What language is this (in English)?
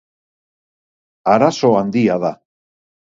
Basque